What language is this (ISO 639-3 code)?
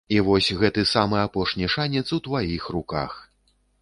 bel